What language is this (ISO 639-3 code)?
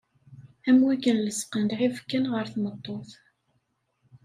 kab